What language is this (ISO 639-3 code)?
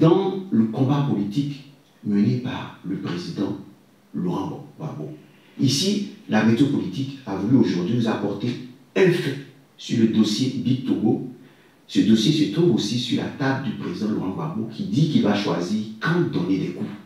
fra